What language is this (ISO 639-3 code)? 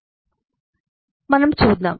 tel